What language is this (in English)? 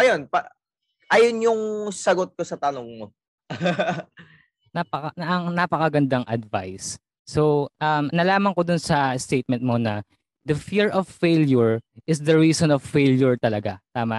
Filipino